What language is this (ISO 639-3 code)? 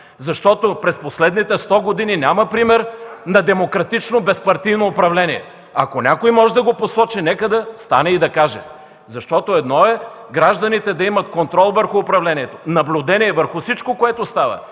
bul